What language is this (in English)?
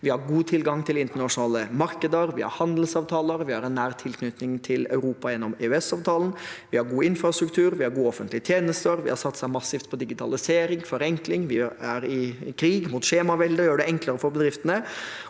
Norwegian